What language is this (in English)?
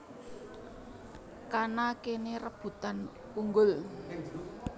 Javanese